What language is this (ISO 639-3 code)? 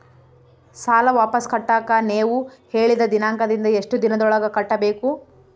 kan